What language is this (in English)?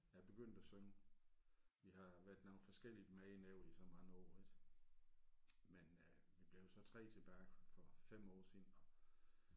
Danish